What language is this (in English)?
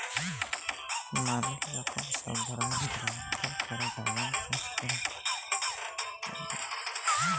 Bangla